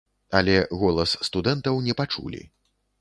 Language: Belarusian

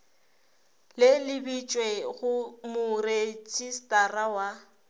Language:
Northern Sotho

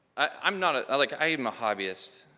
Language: English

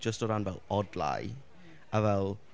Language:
Welsh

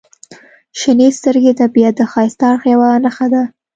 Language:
Pashto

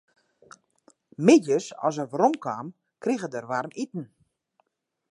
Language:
Western Frisian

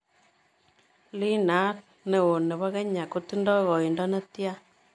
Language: Kalenjin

